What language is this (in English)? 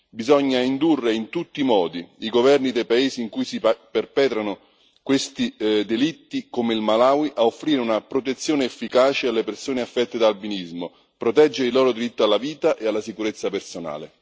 Italian